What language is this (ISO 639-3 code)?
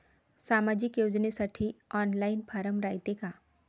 mar